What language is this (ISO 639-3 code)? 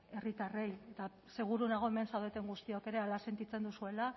eus